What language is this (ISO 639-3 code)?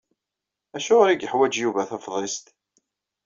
kab